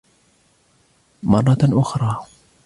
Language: Arabic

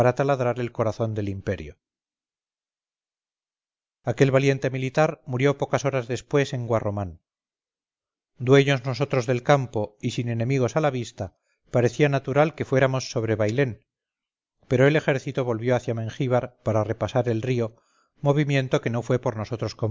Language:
Spanish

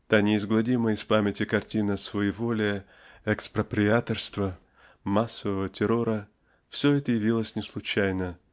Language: Russian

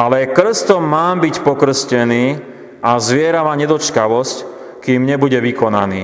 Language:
Slovak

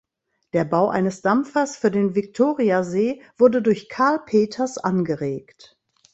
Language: German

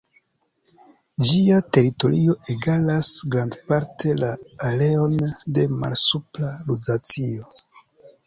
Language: Esperanto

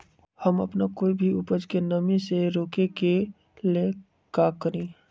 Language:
Magahi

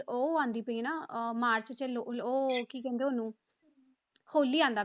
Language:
Punjabi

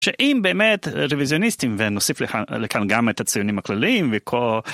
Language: Hebrew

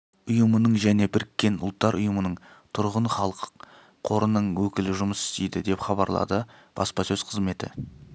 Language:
Kazakh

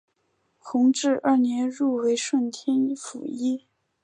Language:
Chinese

